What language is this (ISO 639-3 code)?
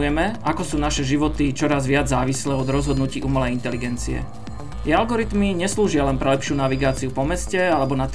slk